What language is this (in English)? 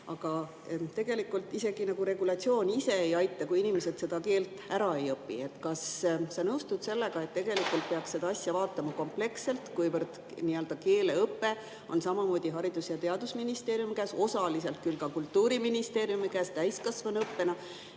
Estonian